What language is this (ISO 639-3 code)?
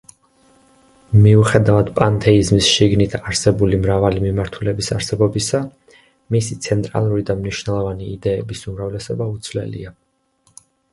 kat